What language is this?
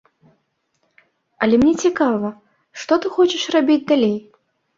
Belarusian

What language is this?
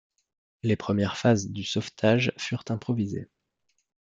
French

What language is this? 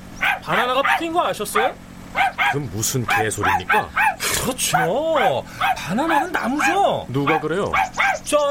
Korean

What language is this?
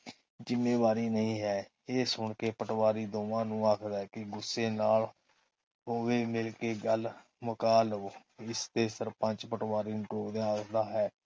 Punjabi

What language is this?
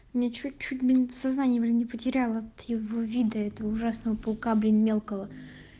Russian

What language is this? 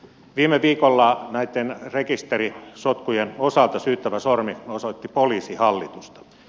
Finnish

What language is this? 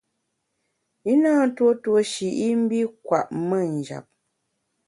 Bamun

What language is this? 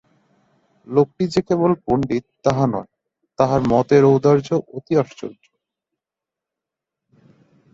Bangla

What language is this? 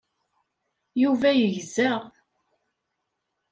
Kabyle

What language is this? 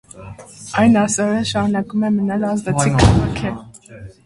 Armenian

